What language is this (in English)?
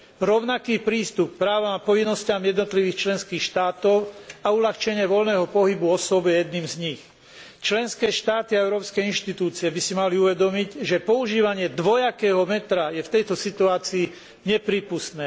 Slovak